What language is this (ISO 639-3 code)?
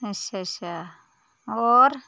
doi